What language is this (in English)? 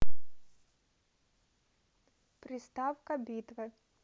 Russian